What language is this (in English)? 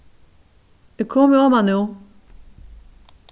Faroese